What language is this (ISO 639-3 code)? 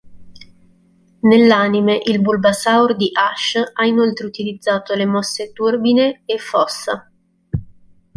ita